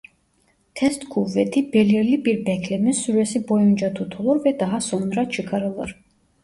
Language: Turkish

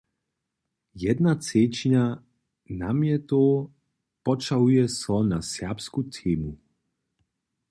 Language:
Upper Sorbian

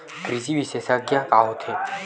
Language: Chhattisgarhi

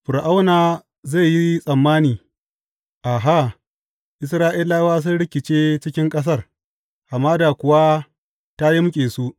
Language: Hausa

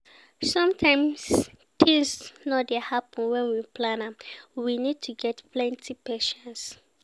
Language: Nigerian Pidgin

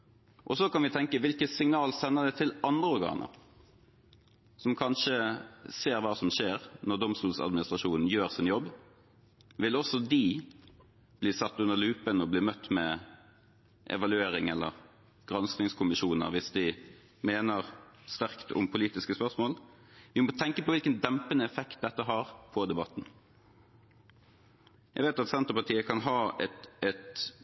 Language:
Norwegian Bokmål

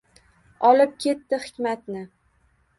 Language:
Uzbek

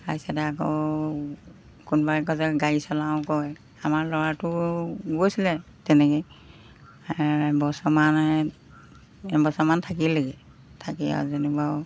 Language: Assamese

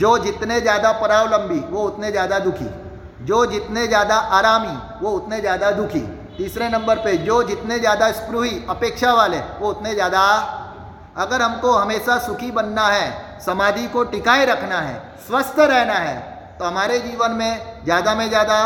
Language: Hindi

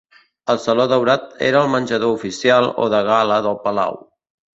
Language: Catalan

